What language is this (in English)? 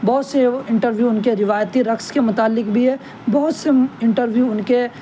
Urdu